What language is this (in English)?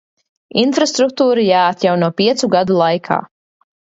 Latvian